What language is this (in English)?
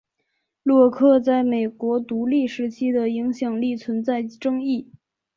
Chinese